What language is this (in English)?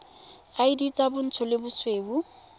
Tswana